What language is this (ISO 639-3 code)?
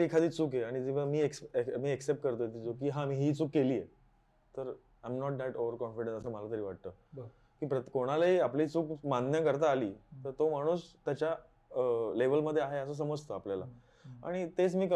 mar